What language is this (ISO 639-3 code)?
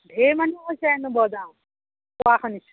asm